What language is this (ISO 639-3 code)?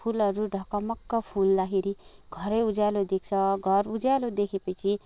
nep